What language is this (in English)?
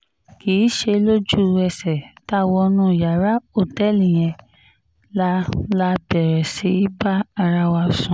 Yoruba